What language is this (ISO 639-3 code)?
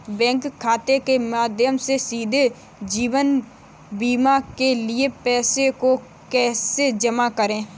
hin